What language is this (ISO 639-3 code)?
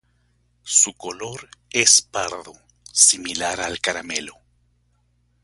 spa